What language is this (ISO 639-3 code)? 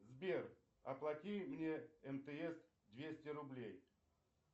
rus